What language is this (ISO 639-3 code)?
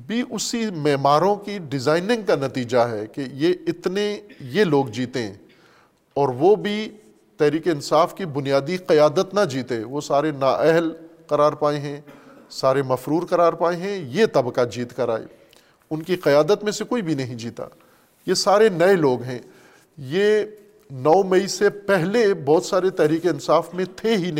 urd